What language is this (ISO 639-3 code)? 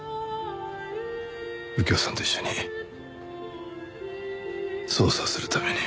jpn